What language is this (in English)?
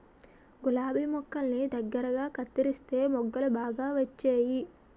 Telugu